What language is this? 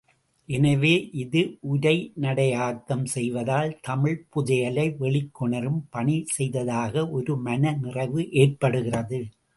Tamil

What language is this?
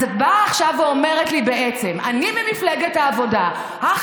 Hebrew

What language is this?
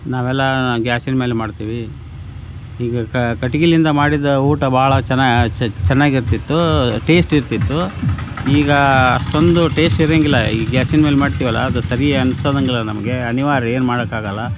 Kannada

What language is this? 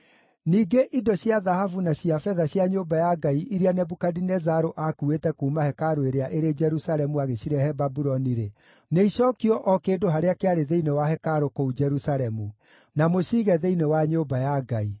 Kikuyu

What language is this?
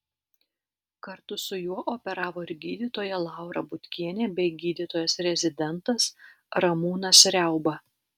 Lithuanian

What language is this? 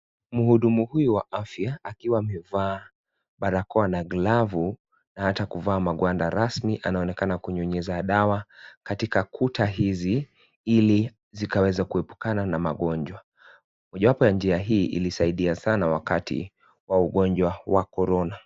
Swahili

